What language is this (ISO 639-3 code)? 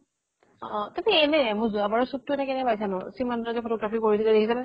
asm